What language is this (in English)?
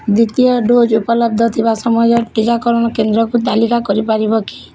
Odia